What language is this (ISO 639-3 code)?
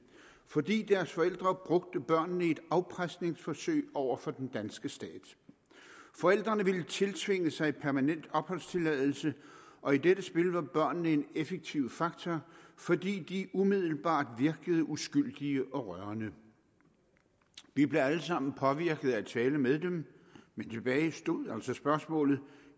dan